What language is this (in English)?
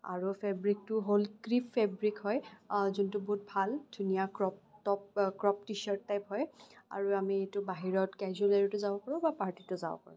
Assamese